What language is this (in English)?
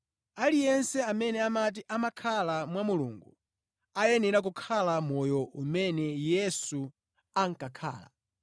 Nyanja